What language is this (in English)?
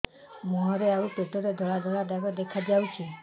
Odia